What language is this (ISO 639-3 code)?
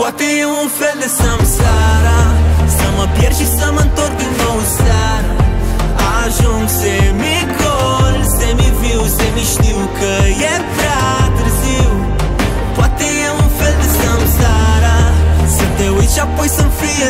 ron